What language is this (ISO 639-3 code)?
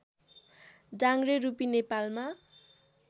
nep